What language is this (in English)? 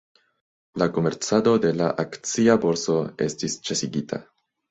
Esperanto